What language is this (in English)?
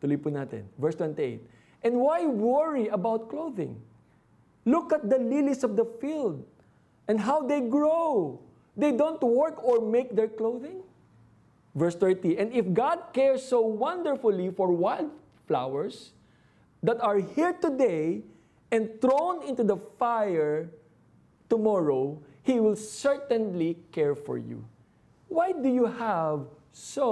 Filipino